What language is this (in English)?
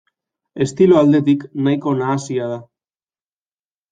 Basque